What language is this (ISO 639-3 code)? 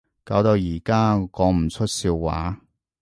yue